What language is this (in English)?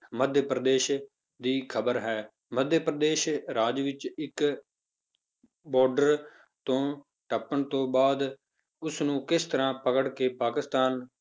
Punjabi